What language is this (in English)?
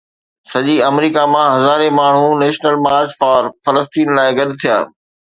Sindhi